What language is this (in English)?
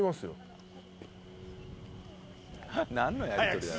Japanese